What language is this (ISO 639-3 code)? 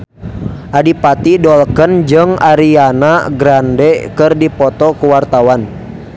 sun